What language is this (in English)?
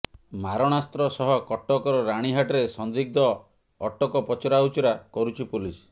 Odia